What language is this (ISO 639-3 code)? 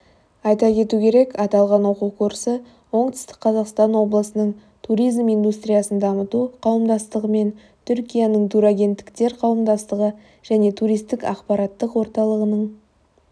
kaz